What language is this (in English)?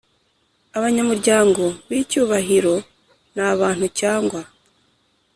Kinyarwanda